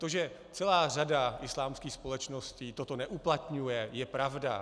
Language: Czech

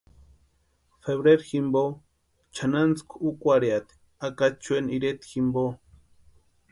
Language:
Western Highland Purepecha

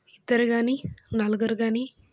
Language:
Telugu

